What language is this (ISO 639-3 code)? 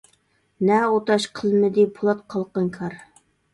uig